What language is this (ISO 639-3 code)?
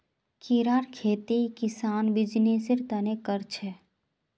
mag